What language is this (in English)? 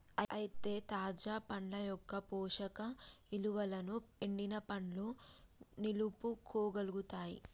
Telugu